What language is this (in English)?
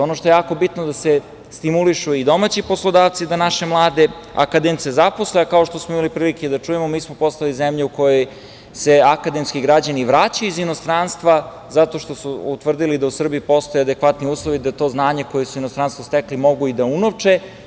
Serbian